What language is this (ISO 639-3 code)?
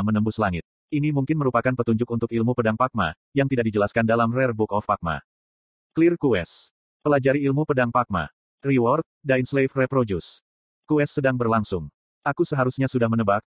ind